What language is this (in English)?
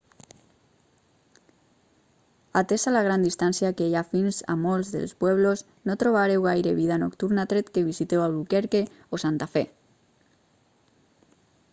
Catalan